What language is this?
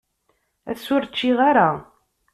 Kabyle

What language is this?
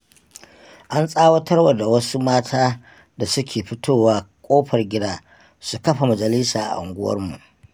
Hausa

